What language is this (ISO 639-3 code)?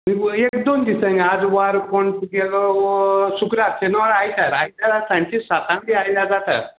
kok